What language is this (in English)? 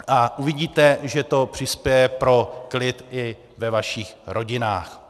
Czech